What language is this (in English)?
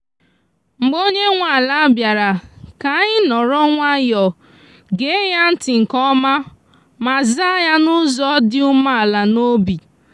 Igbo